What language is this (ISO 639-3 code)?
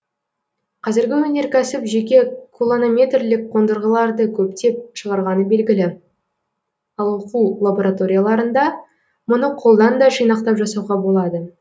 kaz